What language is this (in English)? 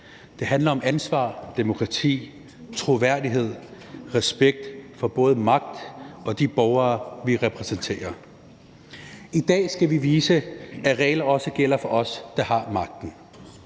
Danish